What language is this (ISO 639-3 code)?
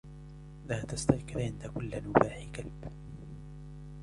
ara